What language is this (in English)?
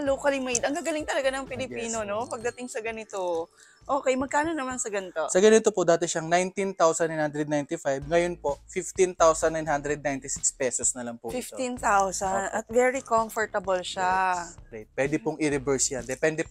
Filipino